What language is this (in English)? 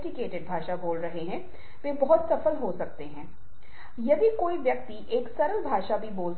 Hindi